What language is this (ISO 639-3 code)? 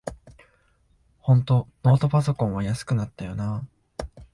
jpn